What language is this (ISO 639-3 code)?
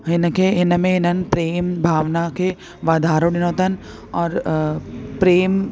snd